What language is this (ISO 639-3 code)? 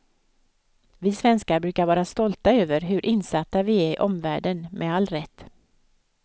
swe